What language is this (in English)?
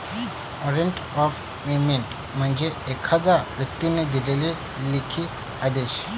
Marathi